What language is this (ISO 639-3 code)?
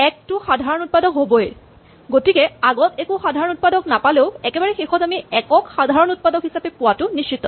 asm